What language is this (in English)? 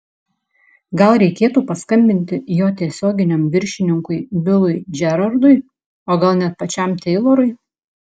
Lithuanian